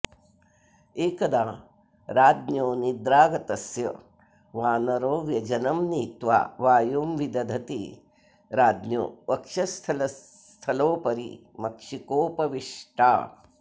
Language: Sanskrit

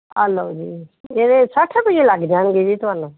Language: Punjabi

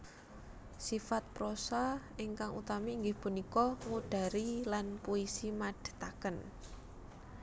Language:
Javanese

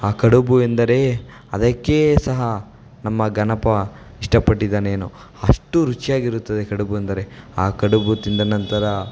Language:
Kannada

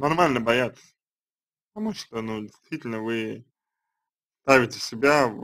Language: Russian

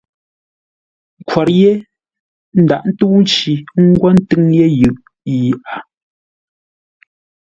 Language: Ngombale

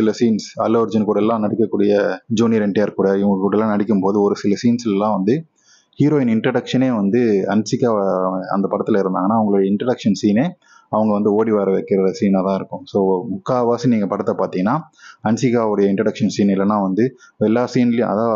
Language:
Tamil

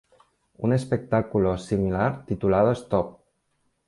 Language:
Spanish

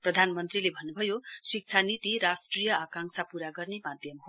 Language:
Nepali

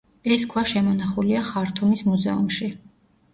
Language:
Georgian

